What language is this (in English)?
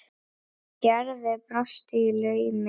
Icelandic